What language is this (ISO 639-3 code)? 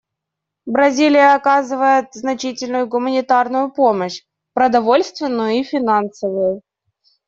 rus